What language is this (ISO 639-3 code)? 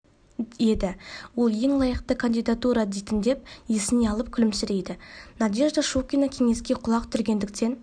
kaz